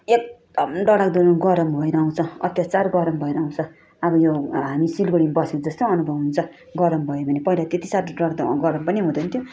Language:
Nepali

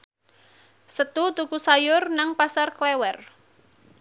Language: Javanese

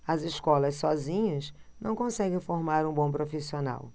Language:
Portuguese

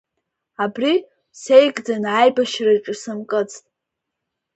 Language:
Abkhazian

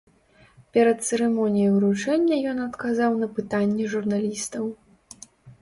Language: Belarusian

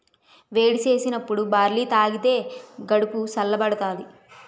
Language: Telugu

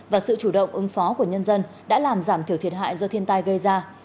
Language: Vietnamese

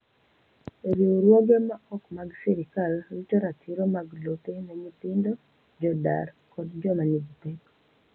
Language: Luo (Kenya and Tanzania)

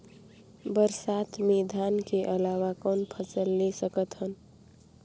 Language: Chhattisgarhi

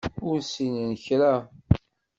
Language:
Kabyle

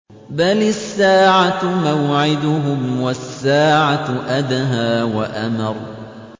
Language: Arabic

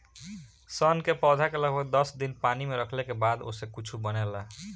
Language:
Bhojpuri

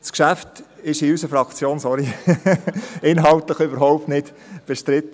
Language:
Swiss German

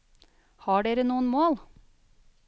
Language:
Norwegian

